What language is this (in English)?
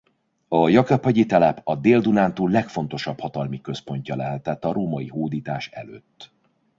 Hungarian